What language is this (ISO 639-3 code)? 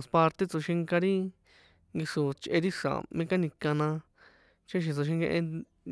poe